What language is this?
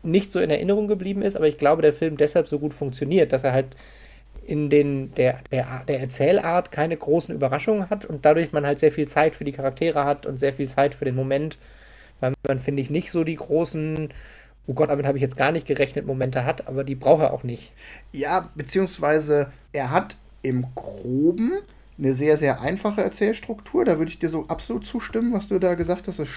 German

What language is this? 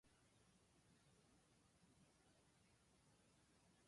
Japanese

